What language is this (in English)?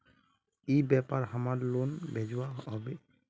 Magahi